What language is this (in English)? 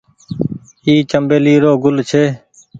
Goaria